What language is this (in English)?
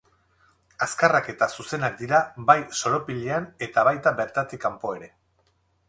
Basque